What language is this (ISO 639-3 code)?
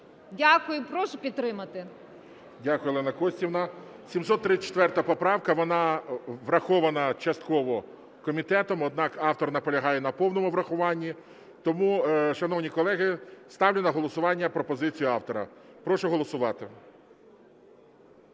ukr